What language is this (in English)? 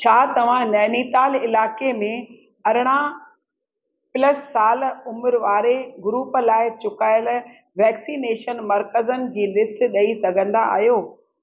Sindhi